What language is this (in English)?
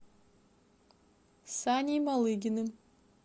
Russian